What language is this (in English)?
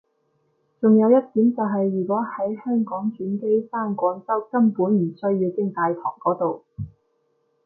Cantonese